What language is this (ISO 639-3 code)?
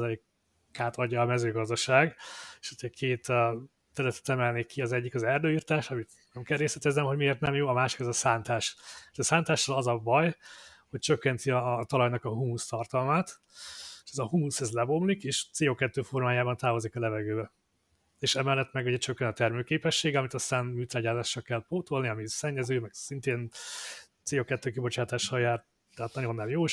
hun